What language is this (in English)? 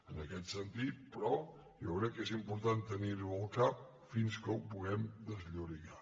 Catalan